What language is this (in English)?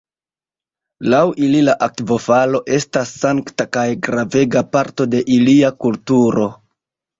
Esperanto